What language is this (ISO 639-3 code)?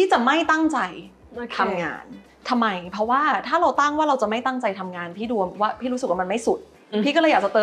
tha